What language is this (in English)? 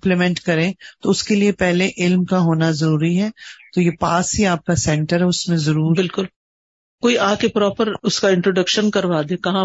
Urdu